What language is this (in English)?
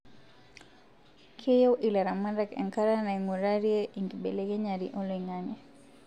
Masai